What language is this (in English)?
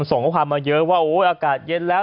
Thai